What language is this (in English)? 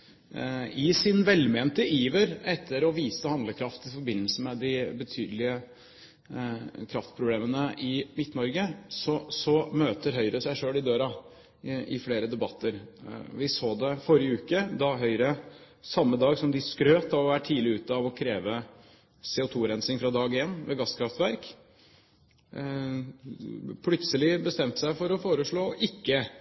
Norwegian Bokmål